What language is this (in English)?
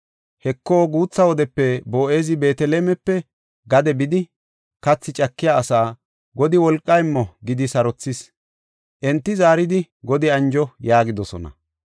Gofa